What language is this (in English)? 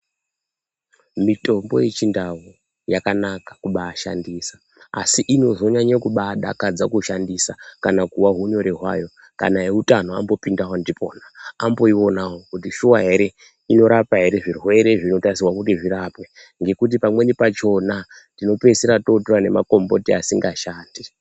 Ndau